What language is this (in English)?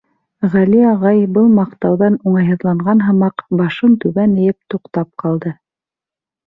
Bashkir